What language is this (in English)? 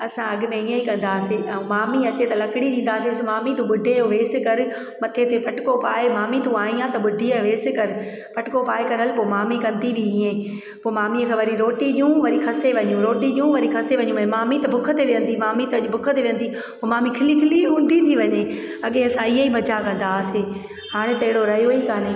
Sindhi